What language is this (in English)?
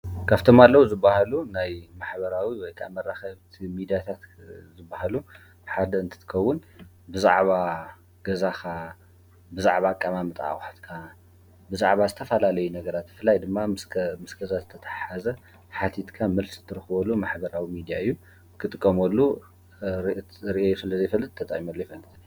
Tigrinya